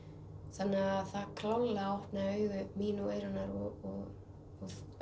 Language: Icelandic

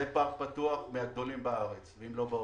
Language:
Hebrew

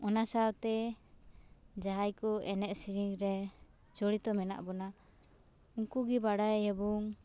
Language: Santali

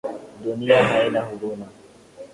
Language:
Swahili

